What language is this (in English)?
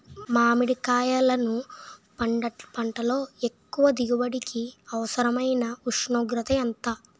Telugu